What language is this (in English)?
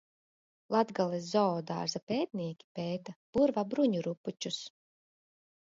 Latvian